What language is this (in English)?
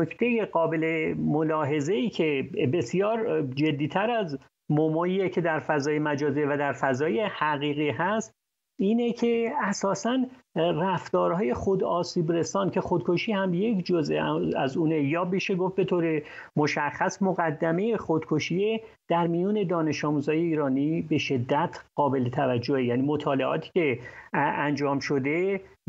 Persian